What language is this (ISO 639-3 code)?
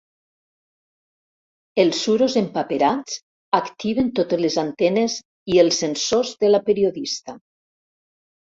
cat